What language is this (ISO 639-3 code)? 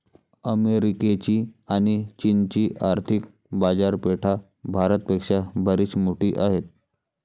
mar